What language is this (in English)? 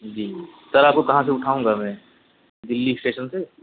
Urdu